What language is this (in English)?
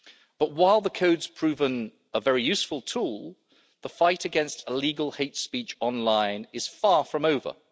English